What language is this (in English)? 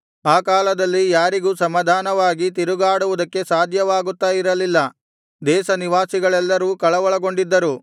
Kannada